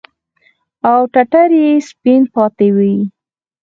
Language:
Pashto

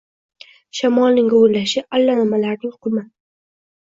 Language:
Uzbek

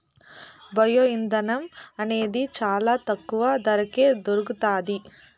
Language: Telugu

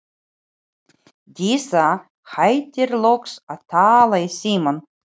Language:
Icelandic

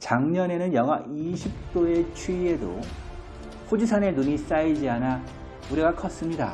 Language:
Korean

